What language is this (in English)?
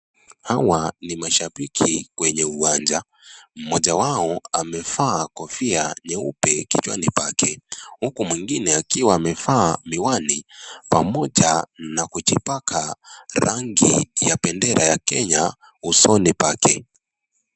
Swahili